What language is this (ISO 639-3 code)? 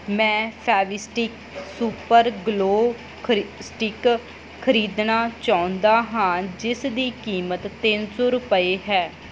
pan